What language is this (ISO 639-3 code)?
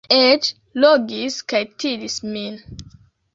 epo